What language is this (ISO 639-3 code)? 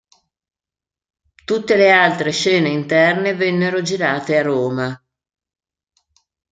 ita